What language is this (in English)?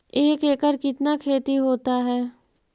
Magahi